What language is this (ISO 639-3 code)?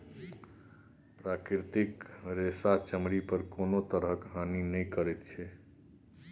mai